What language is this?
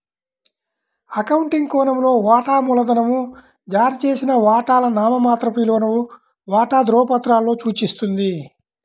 Telugu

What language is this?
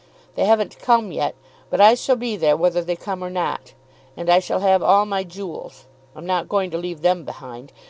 English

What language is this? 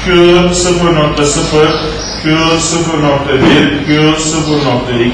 Turkish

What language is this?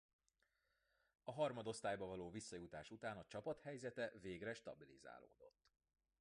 Hungarian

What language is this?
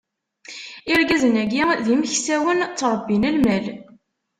Kabyle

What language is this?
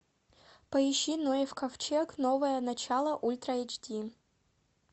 Russian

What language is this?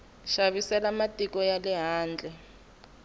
Tsonga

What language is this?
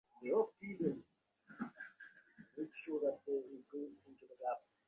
Bangla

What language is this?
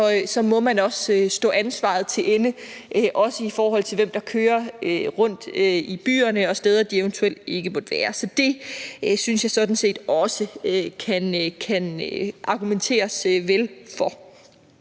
Danish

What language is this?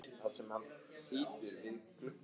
Icelandic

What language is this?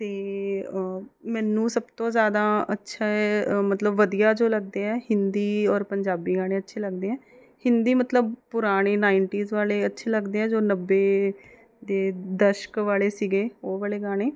Punjabi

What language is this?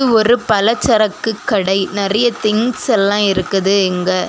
Tamil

